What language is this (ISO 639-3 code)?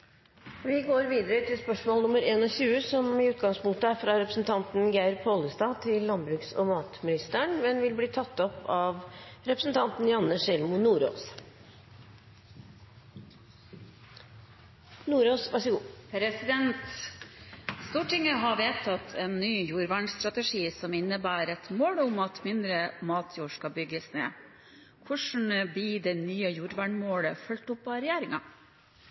nor